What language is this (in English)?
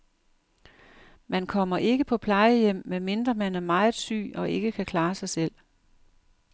Danish